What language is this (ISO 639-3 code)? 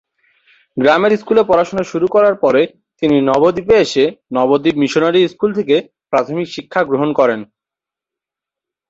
ben